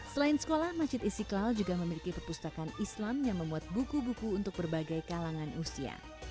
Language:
Indonesian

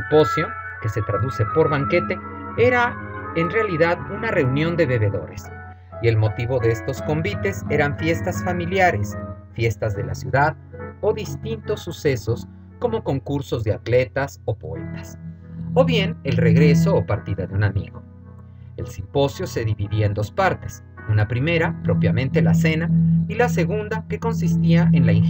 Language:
Spanish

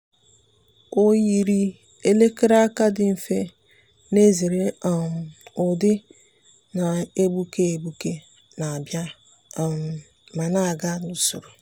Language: Igbo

